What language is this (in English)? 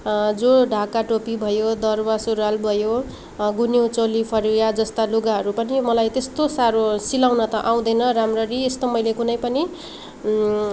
Nepali